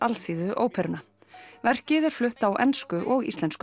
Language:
Icelandic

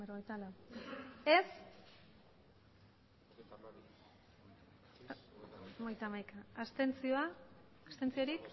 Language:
Basque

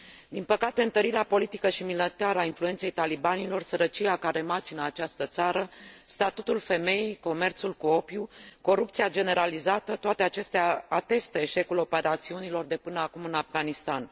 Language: Romanian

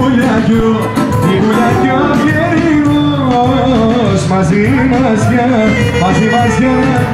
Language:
Greek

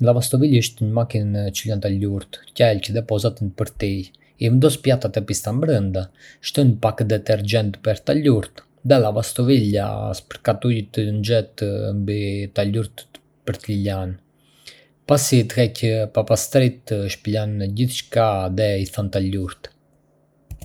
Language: Arbëreshë Albanian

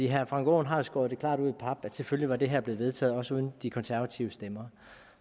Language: Danish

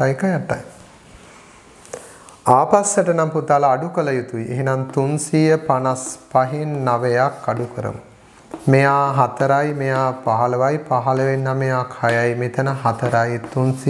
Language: Hindi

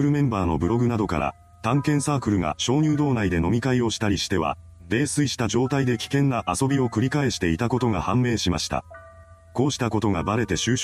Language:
Japanese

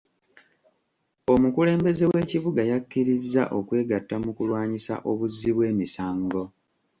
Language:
Ganda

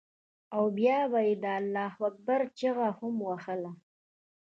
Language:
Pashto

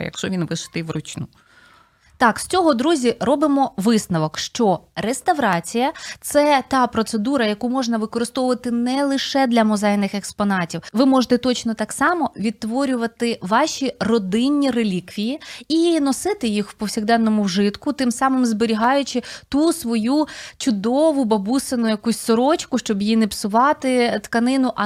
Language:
Ukrainian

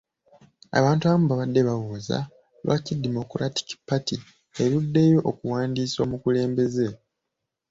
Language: Ganda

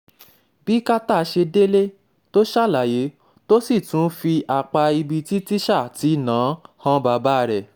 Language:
Yoruba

